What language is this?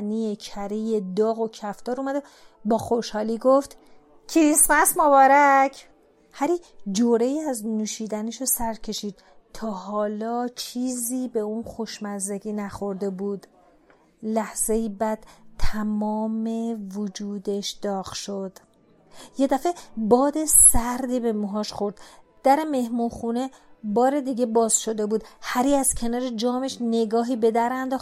Persian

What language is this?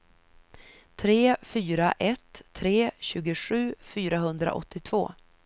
Swedish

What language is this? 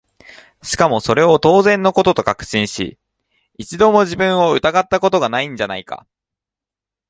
Japanese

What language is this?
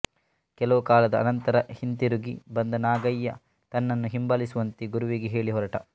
Kannada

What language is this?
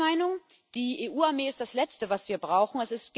German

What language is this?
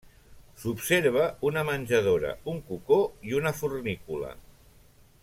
Catalan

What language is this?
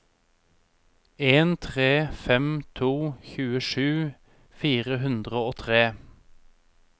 Norwegian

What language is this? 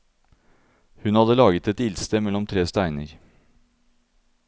Norwegian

